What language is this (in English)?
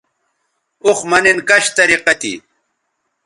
Bateri